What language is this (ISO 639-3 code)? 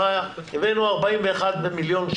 heb